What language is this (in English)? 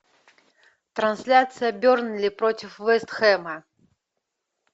Russian